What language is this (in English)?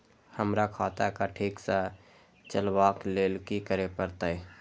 Maithili